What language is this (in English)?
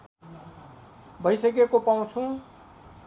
Nepali